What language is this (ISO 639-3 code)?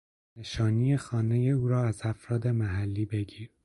fas